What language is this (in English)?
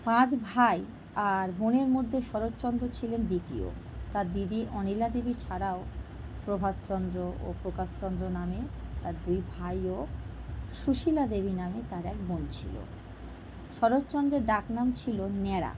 Bangla